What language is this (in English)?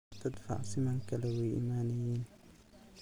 Somali